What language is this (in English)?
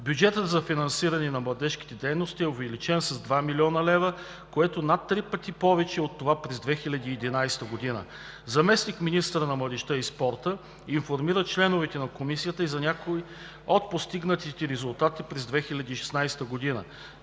Bulgarian